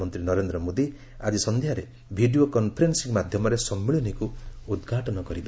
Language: Odia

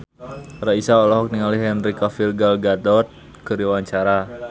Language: Sundanese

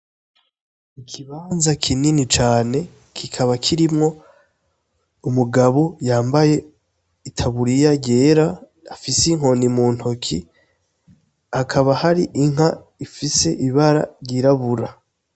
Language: Rundi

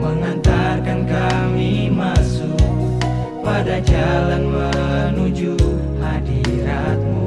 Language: Indonesian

